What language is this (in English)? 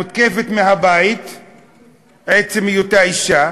Hebrew